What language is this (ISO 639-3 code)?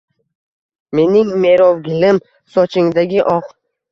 uzb